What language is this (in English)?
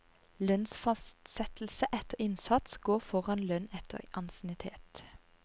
Norwegian